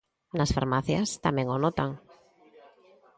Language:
Galician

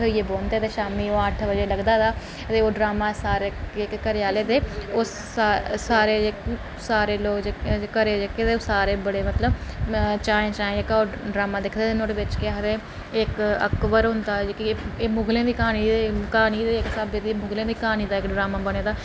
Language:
Dogri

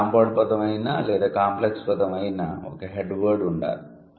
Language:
Telugu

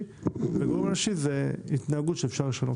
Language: Hebrew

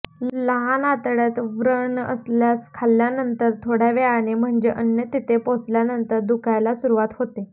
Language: Marathi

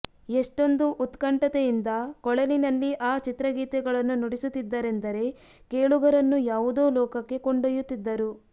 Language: Kannada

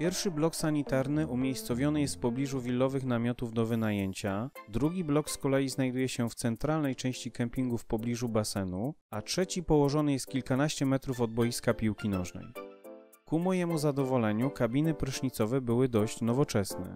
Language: Polish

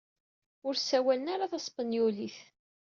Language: Kabyle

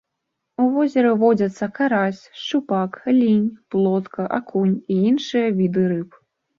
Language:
Belarusian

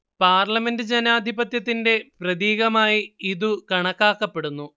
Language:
Malayalam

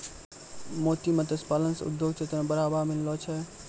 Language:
Maithili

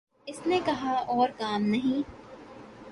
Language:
Urdu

